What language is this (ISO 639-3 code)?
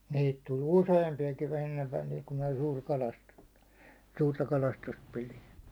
fin